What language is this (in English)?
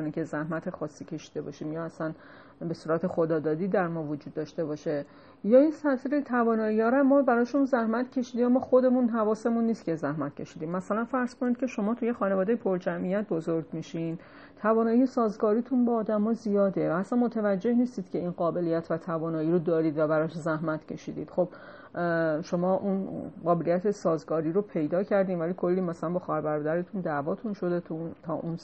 Persian